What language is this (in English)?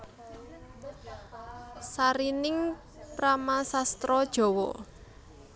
Javanese